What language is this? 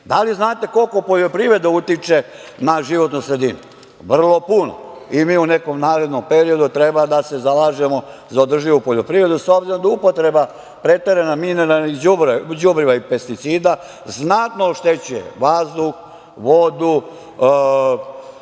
Serbian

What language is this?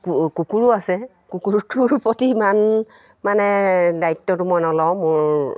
Assamese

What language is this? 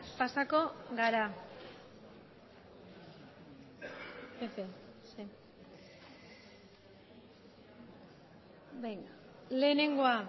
Basque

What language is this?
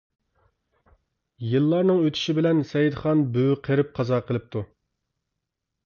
Uyghur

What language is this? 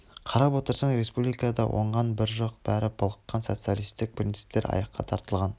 Kazakh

